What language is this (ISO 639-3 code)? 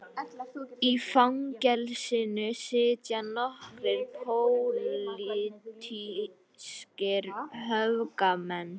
isl